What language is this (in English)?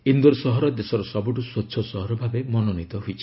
Odia